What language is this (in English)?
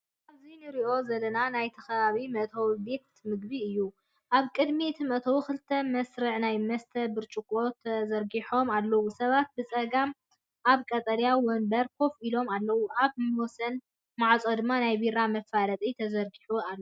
Tigrinya